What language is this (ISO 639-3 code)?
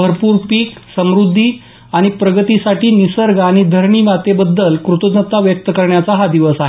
mar